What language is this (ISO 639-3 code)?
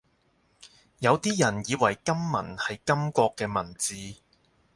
yue